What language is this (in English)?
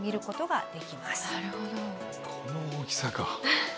Japanese